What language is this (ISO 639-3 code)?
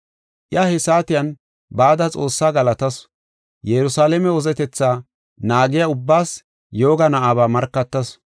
gof